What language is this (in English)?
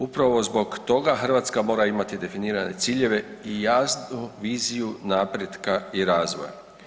Croatian